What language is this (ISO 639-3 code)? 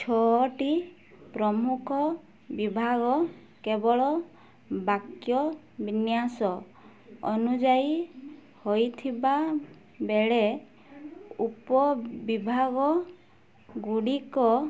ori